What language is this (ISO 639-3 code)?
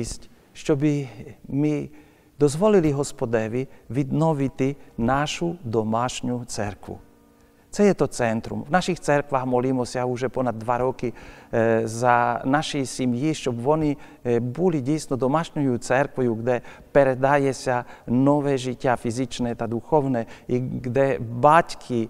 nld